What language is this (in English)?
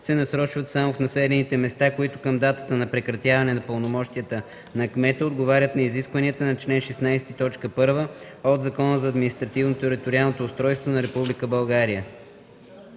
Bulgarian